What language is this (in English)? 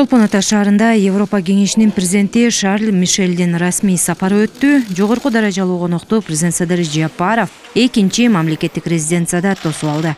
Turkish